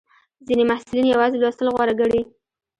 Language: Pashto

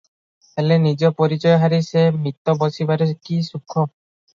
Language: Odia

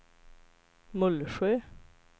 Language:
Swedish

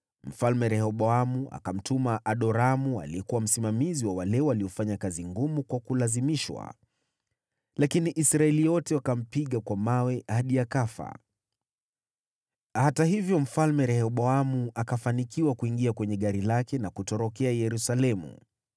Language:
Swahili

